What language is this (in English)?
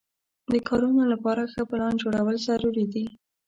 Pashto